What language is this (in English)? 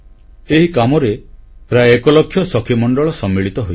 Odia